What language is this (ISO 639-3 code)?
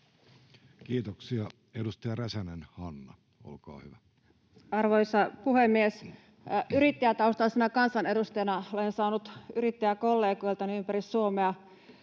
fin